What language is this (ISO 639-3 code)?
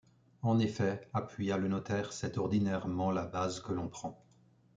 fra